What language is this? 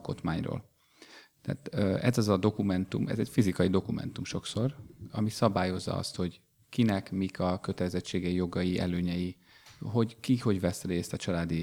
Hungarian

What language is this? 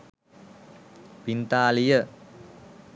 Sinhala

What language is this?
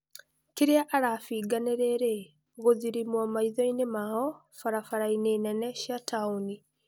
Kikuyu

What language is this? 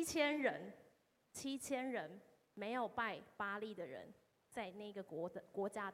Chinese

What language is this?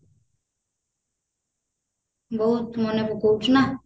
Odia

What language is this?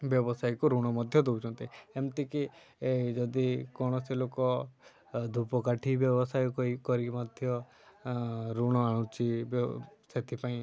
Odia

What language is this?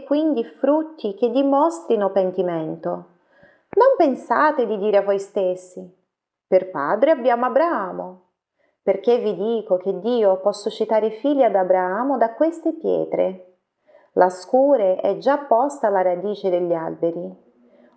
Italian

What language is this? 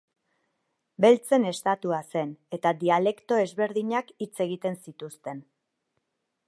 Basque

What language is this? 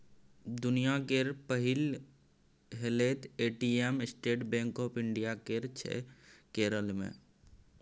Maithili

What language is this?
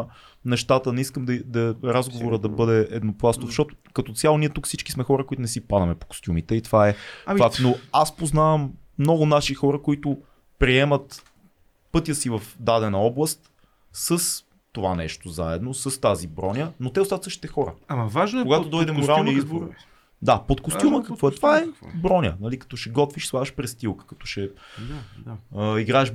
Bulgarian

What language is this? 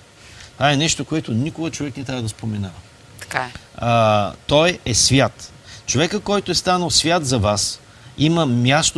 Bulgarian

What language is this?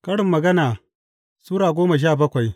Hausa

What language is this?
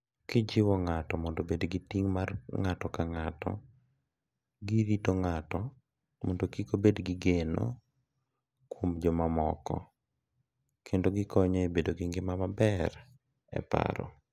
Luo (Kenya and Tanzania)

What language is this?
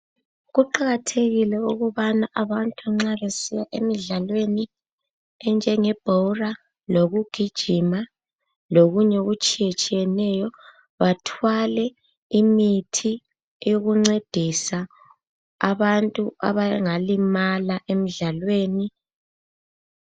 North Ndebele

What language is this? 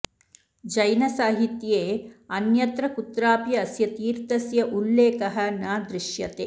Sanskrit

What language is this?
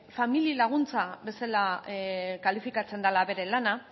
Basque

